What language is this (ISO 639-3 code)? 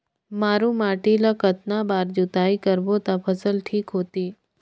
hne